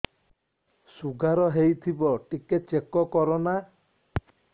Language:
Odia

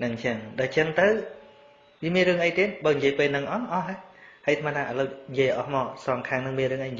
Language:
Vietnamese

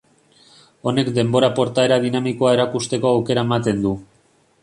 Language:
Basque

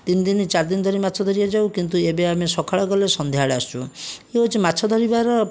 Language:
Odia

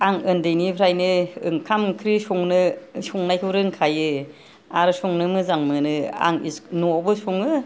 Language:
Bodo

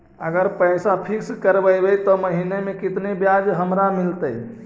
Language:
Magahi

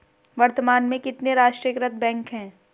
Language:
Hindi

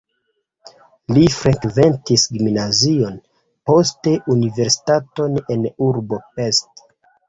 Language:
Esperanto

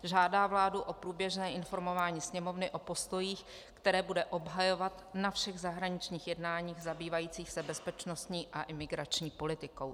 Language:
Czech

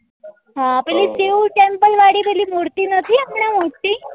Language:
Gujarati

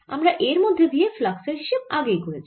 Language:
Bangla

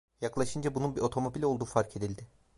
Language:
Turkish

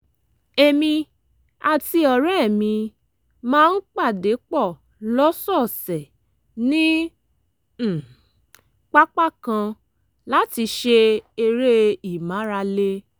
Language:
Yoruba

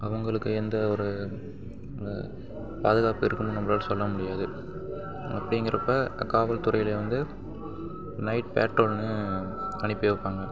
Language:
Tamil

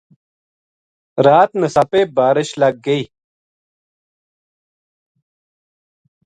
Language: Gujari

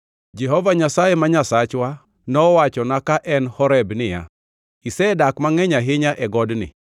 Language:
Luo (Kenya and Tanzania)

